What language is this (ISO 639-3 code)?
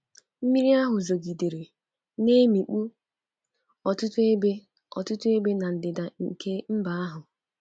ibo